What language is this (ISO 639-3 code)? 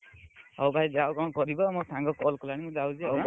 ori